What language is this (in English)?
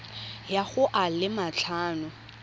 Tswana